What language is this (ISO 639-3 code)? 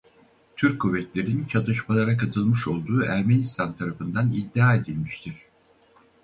tur